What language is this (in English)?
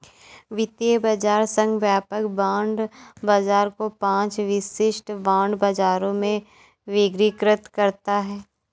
Hindi